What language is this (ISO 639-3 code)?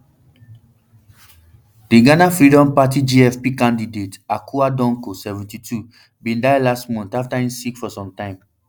pcm